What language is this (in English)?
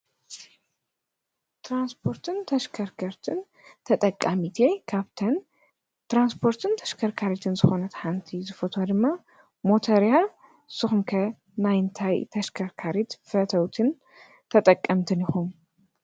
Tigrinya